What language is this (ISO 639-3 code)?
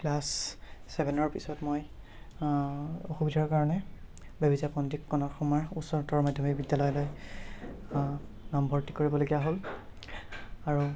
asm